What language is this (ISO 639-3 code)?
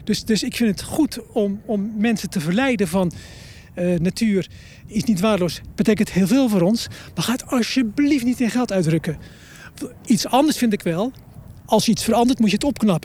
nld